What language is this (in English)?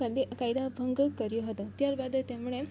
Gujarati